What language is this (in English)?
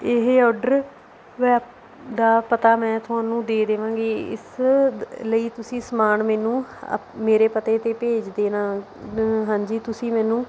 Punjabi